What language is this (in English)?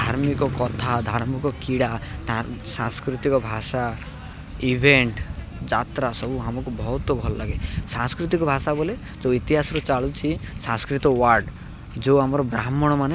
Odia